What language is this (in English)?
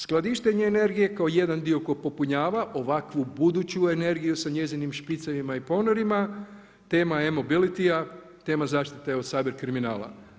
Croatian